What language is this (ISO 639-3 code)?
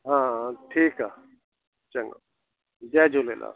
snd